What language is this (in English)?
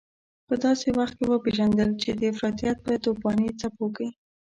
Pashto